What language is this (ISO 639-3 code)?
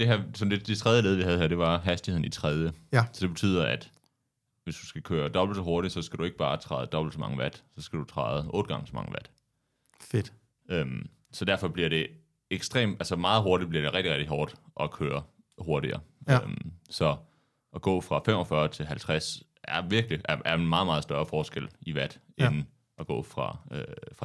dan